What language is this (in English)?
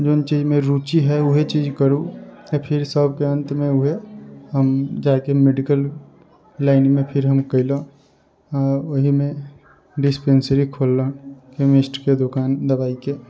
Maithili